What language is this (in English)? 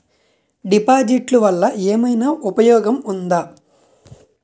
Telugu